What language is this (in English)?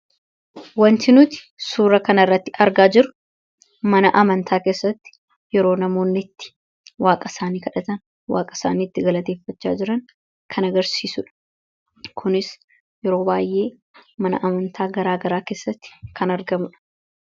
Oromo